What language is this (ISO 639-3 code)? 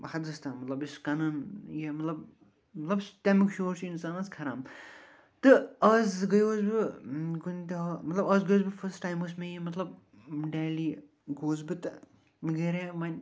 kas